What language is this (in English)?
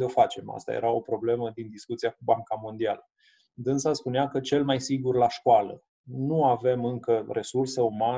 Romanian